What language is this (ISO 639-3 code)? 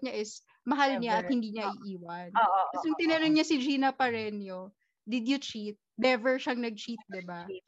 fil